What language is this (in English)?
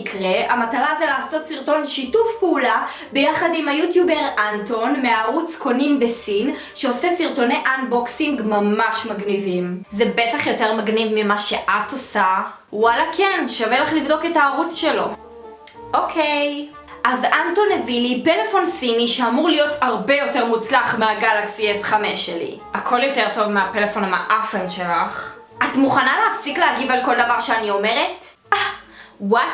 Hebrew